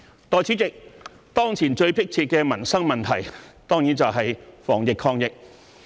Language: Cantonese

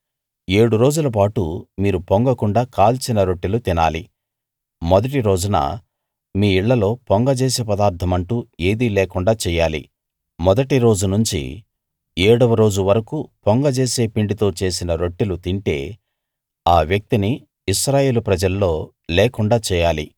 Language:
Telugu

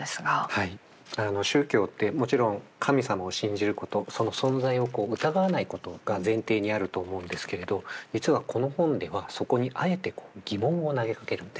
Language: Japanese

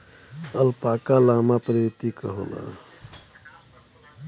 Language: Bhojpuri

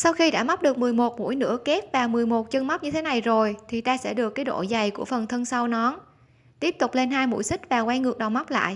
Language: Vietnamese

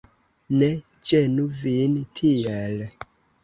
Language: Esperanto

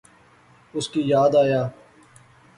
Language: Pahari-Potwari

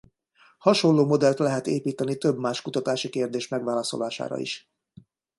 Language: Hungarian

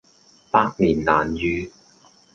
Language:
Cantonese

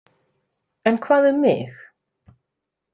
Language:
Icelandic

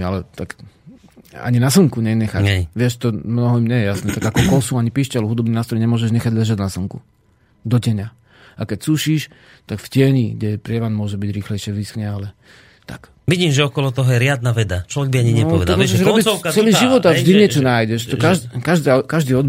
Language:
Slovak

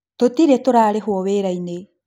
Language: Kikuyu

